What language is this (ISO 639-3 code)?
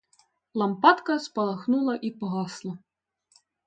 ukr